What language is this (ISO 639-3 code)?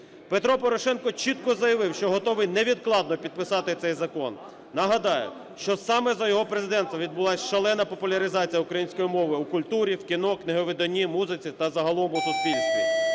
ukr